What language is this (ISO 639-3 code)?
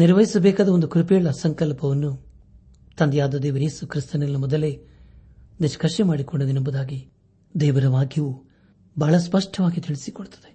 kan